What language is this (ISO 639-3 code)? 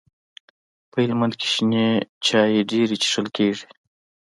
pus